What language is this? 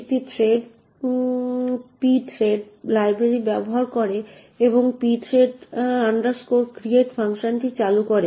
Bangla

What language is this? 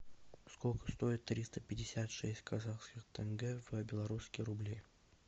Russian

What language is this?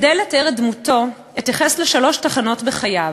Hebrew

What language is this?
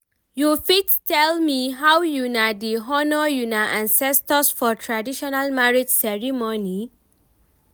Nigerian Pidgin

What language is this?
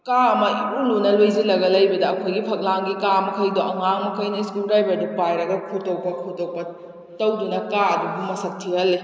Manipuri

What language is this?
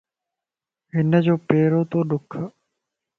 Lasi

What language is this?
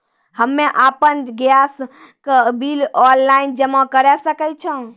Maithili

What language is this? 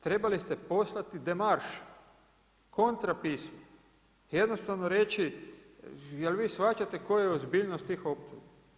Croatian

